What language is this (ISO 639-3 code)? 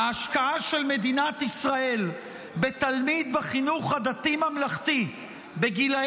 heb